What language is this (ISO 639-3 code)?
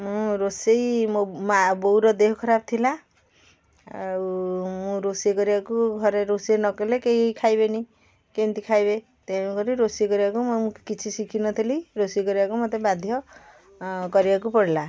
ori